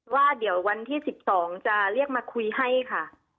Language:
Thai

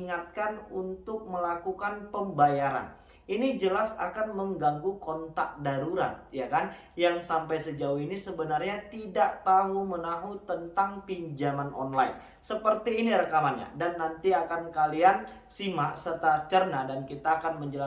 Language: Indonesian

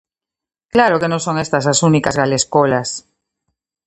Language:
Galician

